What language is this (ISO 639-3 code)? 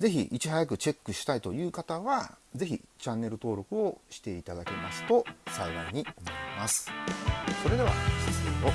jpn